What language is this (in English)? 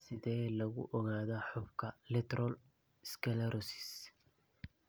Somali